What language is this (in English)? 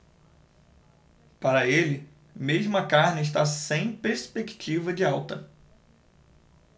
Portuguese